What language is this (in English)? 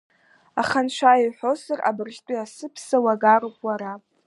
Abkhazian